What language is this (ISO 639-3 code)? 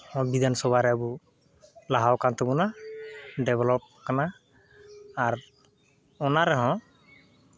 sat